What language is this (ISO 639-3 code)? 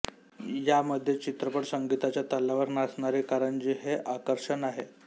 mar